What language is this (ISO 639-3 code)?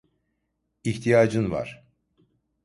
tur